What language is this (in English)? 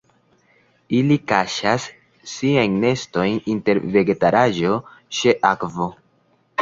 Esperanto